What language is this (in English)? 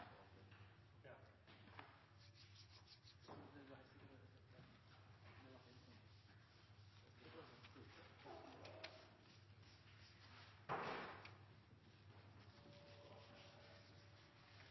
Norwegian Bokmål